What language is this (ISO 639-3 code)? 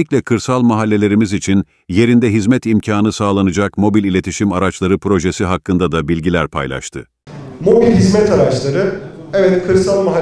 tur